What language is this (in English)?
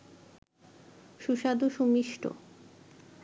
Bangla